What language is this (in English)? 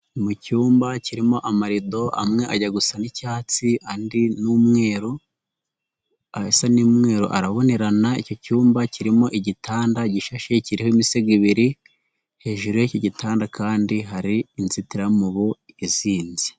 Kinyarwanda